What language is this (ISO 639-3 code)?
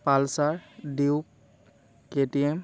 asm